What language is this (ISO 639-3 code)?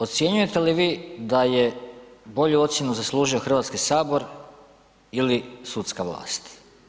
hrv